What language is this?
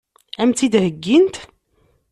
Kabyle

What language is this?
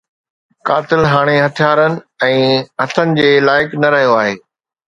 Sindhi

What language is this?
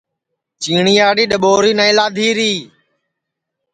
Sansi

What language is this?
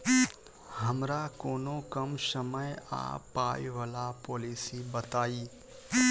Maithili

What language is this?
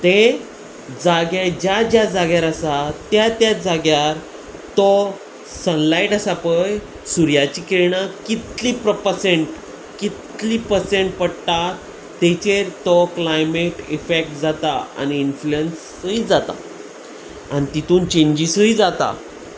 Konkani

